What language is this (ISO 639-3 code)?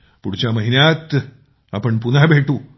mar